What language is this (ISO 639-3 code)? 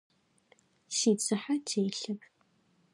ady